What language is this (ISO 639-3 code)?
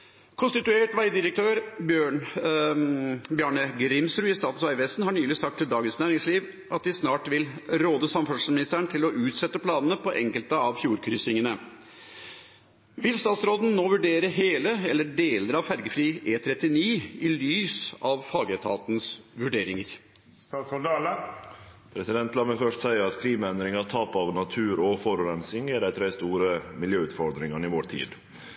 nor